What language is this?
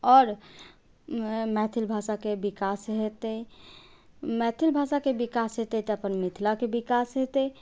Maithili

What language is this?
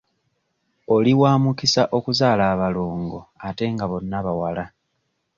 Ganda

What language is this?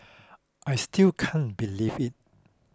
English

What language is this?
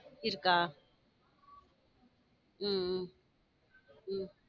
Tamil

